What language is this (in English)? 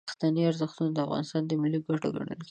Pashto